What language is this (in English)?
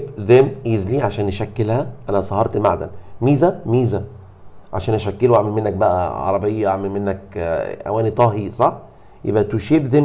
Arabic